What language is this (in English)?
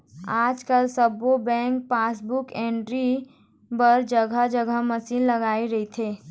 Chhattisgarhi